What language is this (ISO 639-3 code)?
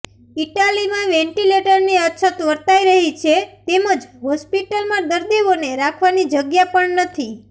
guj